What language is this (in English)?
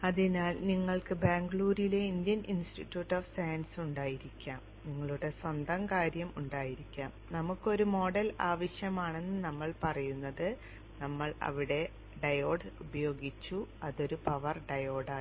Malayalam